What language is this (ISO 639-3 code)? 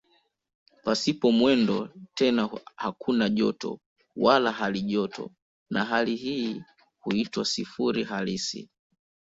swa